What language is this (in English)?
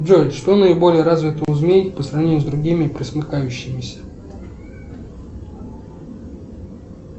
Russian